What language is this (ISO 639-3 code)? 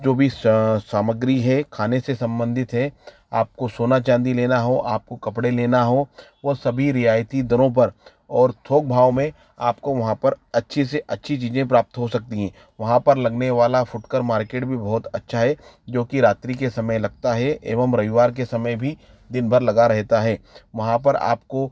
hin